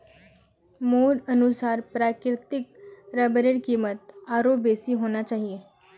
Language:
Magahi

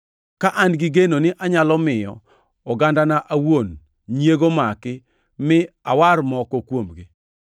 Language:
Luo (Kenya and Tanzania)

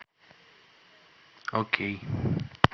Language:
Russian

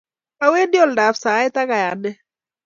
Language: Kalenjin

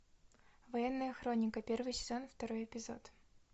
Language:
Russian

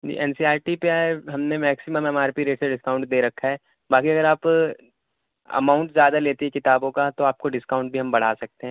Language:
Urdu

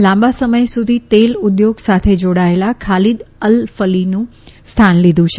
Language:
Gujarati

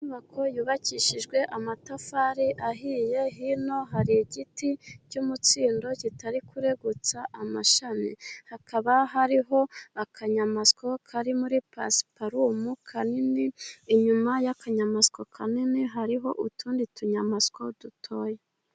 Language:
Kinyarwanda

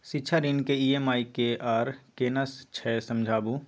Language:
Maithili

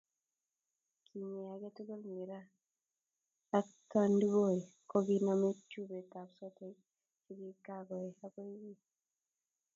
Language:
Kalenjin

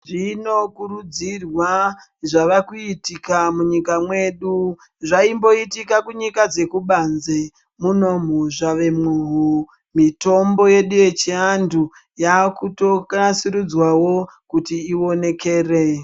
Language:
Ndau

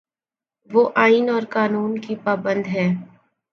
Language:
Urdu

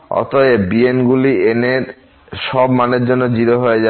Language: Bangla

